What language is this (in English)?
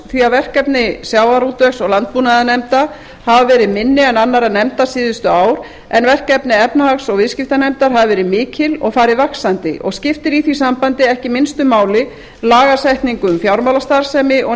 Icelandic